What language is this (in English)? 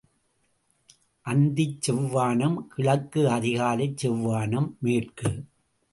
Tamil